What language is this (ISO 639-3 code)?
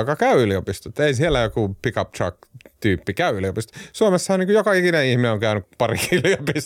fin